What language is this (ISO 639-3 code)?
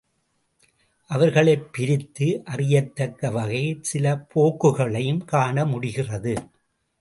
tam